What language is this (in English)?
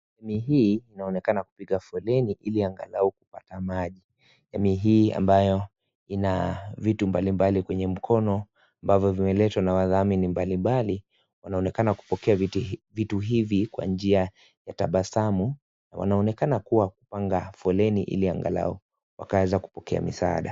Swahili